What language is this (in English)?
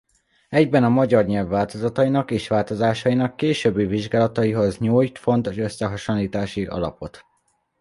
Hungarian